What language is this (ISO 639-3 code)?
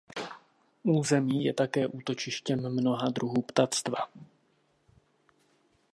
ces